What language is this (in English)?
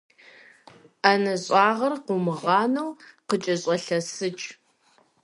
Kabardian